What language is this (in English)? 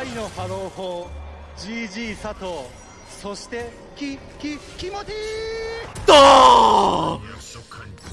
Korean